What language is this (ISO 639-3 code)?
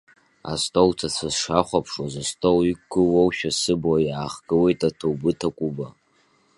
abk